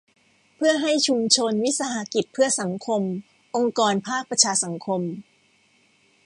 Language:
Thai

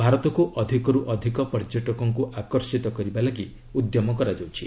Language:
Odia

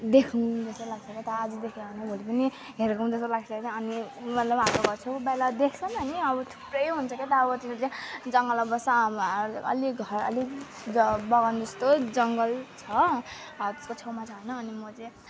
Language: Nepali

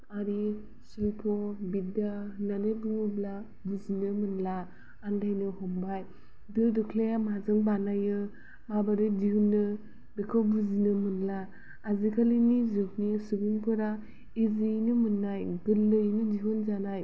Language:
Bodo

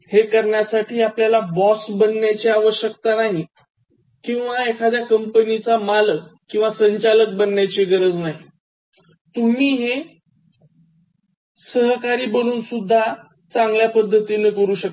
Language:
Marathi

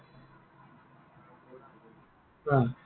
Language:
Assamese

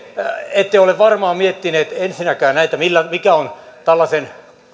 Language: Finnish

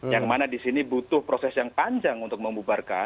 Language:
Indonesian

